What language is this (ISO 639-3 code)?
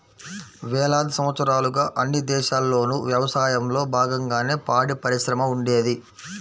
tel